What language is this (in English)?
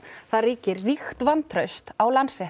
Icelandic